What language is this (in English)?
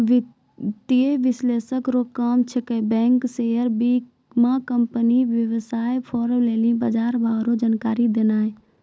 Maithili